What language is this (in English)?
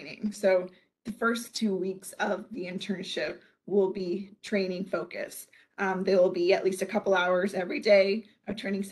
English